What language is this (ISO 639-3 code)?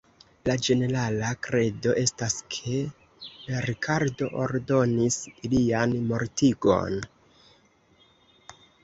epo